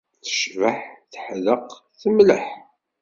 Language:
Kabyle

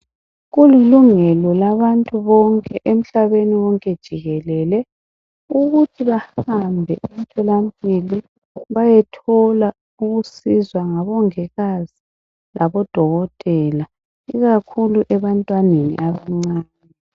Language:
North Ndebele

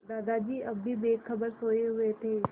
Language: Hindi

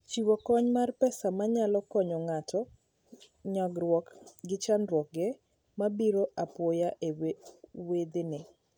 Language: Luo (Kenya and Tanzania)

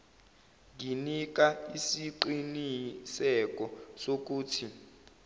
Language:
Zulu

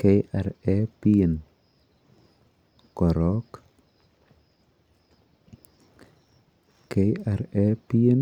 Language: Kalenjin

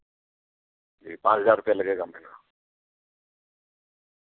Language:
Urdu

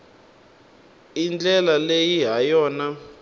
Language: Tsonga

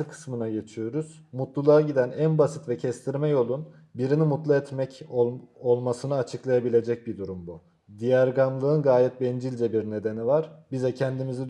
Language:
Turkish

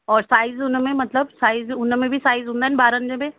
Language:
Sindhi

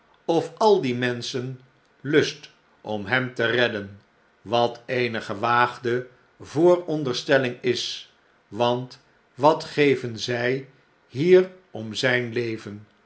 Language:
Dutch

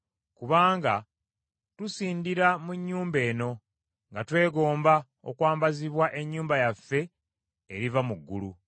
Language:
Ganda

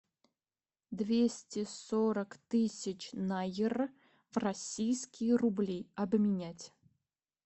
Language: Russian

